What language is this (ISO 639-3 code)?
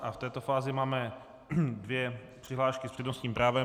ces